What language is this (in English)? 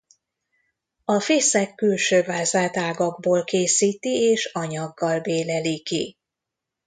Hungarian